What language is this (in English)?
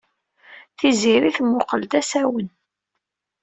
Kabyle